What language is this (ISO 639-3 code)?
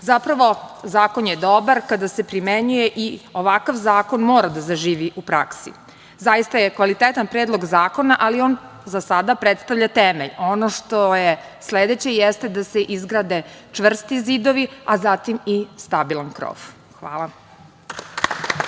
srp